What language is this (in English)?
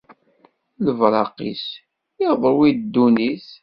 Kabyle